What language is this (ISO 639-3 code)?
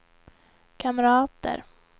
swe